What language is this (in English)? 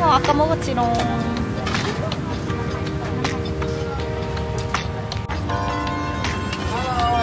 Korean